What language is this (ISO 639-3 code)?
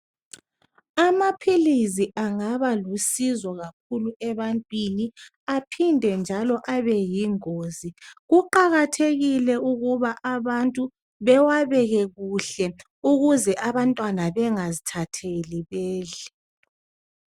nde